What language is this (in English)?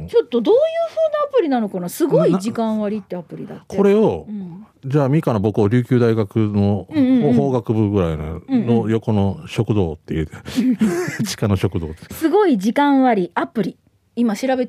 Japanese